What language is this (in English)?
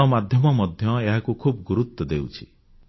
Odia